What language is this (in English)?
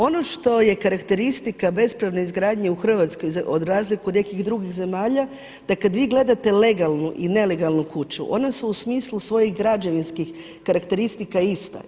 Croatian